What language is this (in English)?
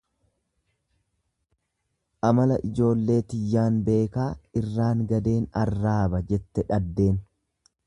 Oromo